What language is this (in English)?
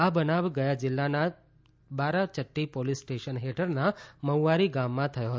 Gujarati